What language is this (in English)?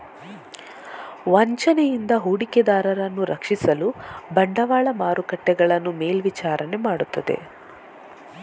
Kannada